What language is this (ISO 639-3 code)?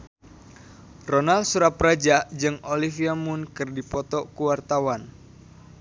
sun